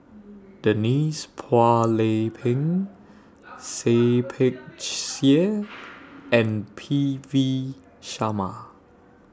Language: English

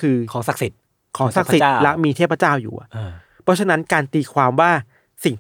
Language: Thai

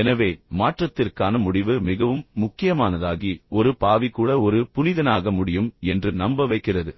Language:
Tamil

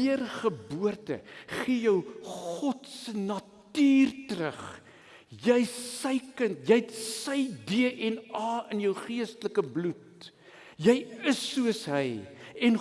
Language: Dutch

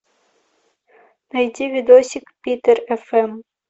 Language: Russian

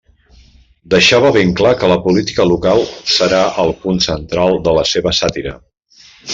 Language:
Catalan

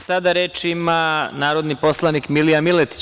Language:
Serbian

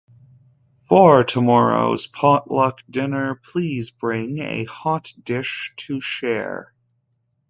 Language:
English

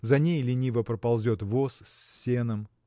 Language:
Russian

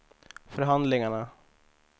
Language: Swedish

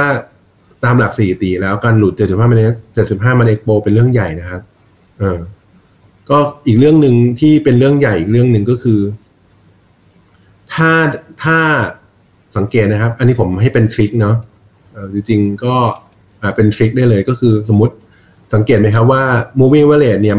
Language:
Thai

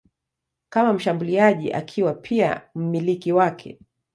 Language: Swahili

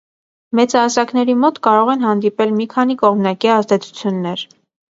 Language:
Armenian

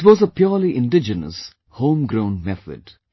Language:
English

